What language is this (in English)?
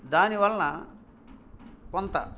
Telugu